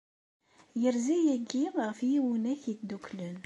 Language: Kabyle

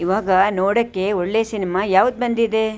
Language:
Kannada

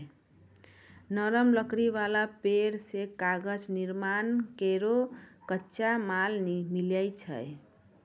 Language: Maithili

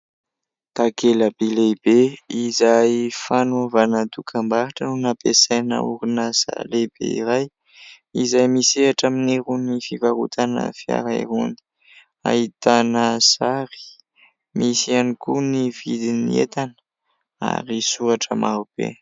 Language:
Malagasy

